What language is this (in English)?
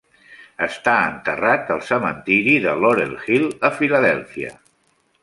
Catalan